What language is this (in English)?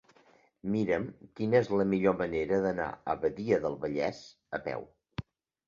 Catalan